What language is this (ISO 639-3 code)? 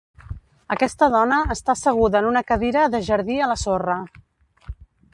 cat